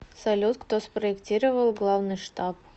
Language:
Russian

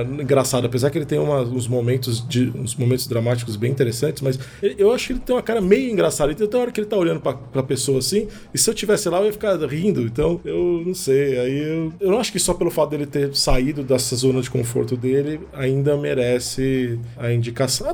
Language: Portuguese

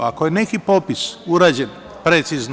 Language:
Serbian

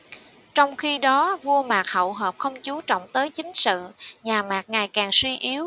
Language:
Vietnamese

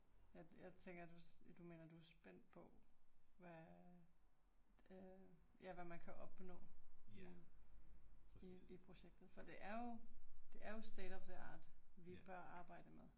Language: Danish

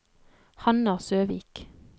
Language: Norwegian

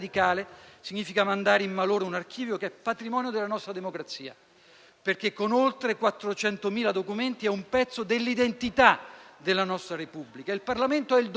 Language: Italian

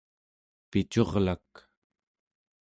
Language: Central Yupik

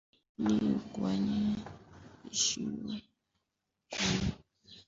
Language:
Swahili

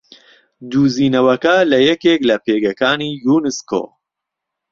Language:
Central Kurdish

